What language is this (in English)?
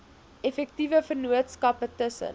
Afrikaans